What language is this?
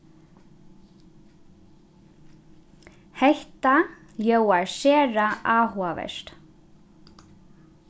Faroese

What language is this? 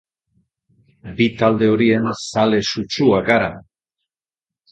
Basque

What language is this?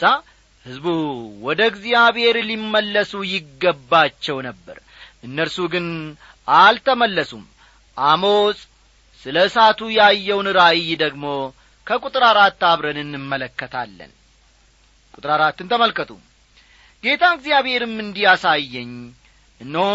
Amharic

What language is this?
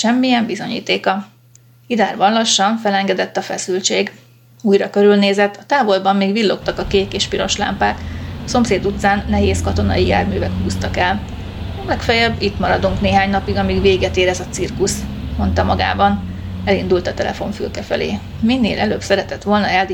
Hungarian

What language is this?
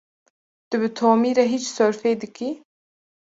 Kurdish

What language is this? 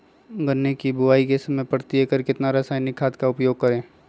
Magahi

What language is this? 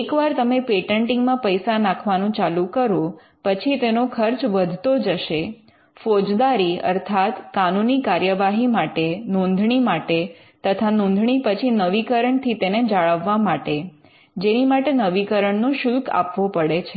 Gujarati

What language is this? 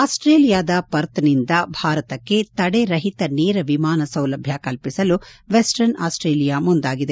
Kannada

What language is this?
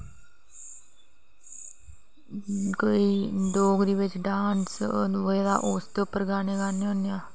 Dogri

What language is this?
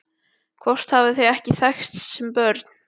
Icelandic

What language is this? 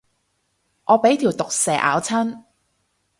Cantonese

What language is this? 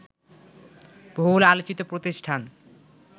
Bangla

